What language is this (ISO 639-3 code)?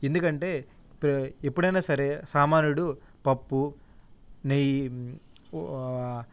tel